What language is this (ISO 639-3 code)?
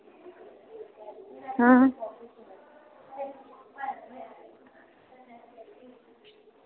doi